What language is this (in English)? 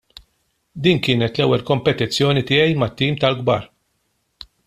Maltese